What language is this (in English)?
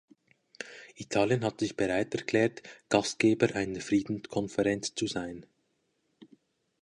German